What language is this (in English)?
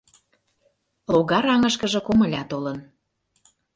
Mari